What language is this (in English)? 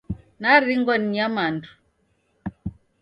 Taita